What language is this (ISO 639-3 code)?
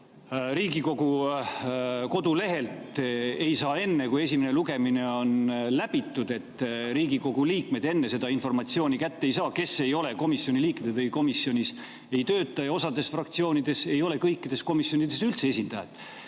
est